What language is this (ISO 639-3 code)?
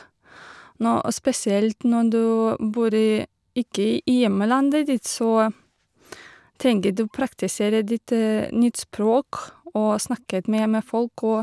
nor